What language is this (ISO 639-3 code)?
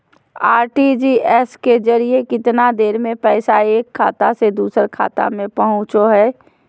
mag